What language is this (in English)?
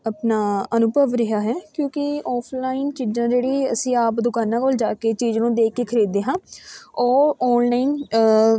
Punjabi